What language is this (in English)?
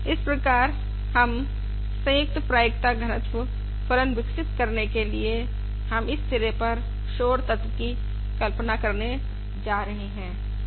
Hindi